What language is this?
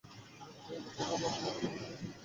Bangla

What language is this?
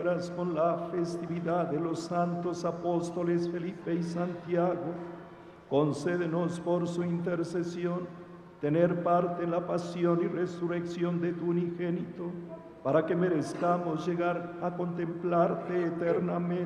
Spanish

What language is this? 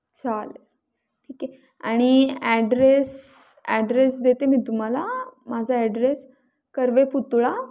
Marathi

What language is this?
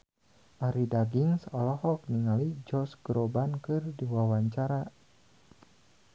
Sundanese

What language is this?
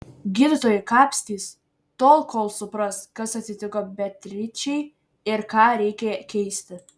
Lithuanian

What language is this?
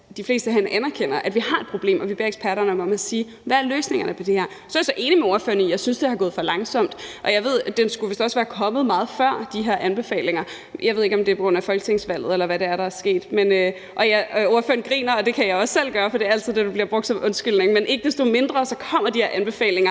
Danish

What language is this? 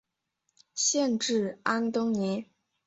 Chinese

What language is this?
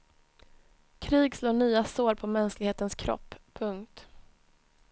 Swedish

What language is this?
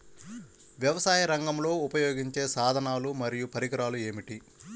Telugu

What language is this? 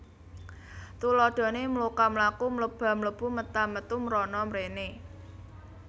Javanese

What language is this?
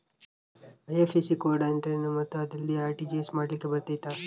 Kannada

